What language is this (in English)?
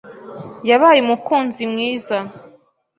Kinyarwanda